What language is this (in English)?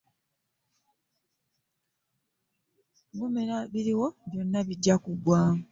Ganda